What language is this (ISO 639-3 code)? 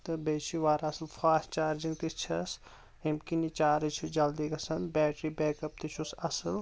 kas